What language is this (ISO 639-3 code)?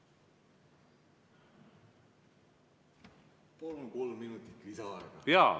est